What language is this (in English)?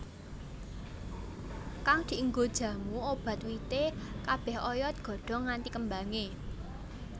Javanese